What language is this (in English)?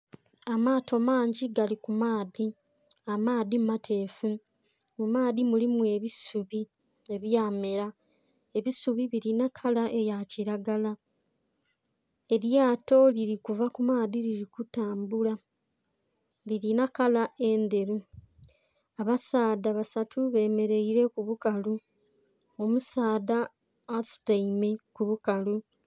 Soga